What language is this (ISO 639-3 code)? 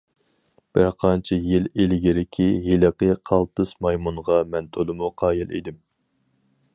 uig